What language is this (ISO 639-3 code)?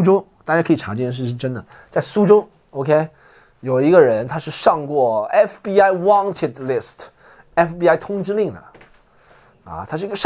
zho